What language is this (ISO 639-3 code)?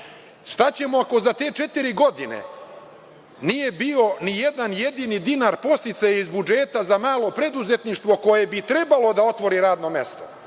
srp